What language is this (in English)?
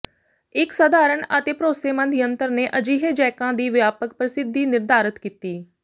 Punjabi